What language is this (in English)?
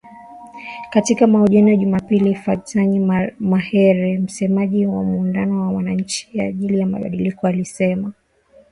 Swahili